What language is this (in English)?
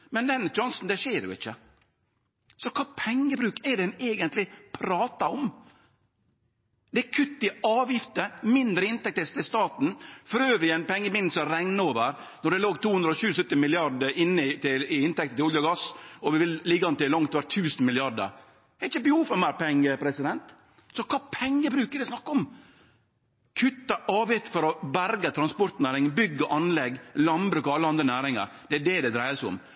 Norwegian Nynorsk